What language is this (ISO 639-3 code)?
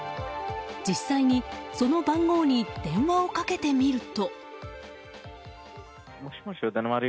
jpn